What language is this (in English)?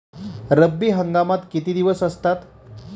Marathi